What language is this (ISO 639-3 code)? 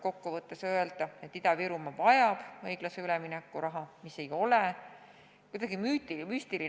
est